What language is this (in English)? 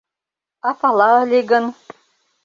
Mari